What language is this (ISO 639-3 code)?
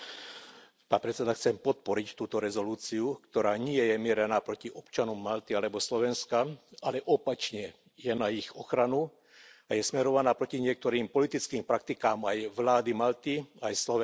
slk